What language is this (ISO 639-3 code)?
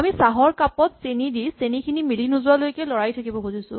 asm